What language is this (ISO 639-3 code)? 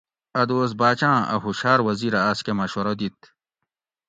gwc